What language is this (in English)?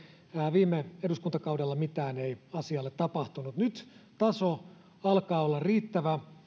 Finnish